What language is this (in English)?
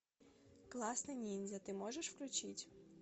Russian